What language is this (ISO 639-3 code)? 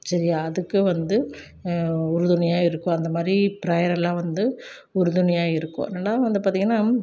tam